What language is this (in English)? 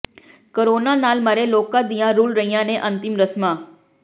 Punjabi